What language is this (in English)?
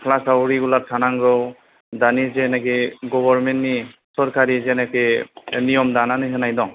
Bodo